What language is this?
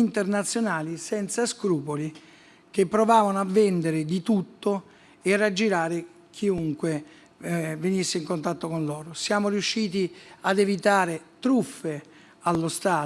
Italian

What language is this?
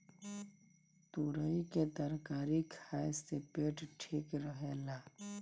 Bhojpuri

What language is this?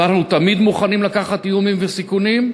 Hebrew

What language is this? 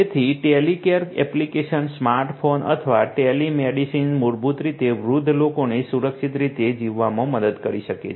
Gujarati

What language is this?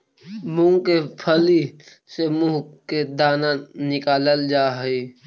Magahi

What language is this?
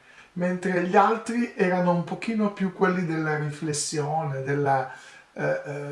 Italian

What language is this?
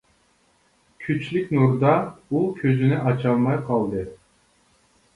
Uyghur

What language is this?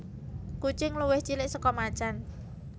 Javanese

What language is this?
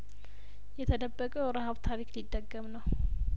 Amharic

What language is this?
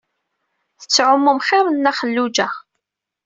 Kabyle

